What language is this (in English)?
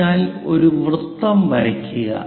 Malayalam